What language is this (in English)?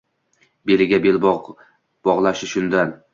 Uzbek